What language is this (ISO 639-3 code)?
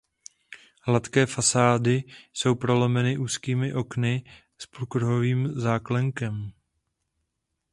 ces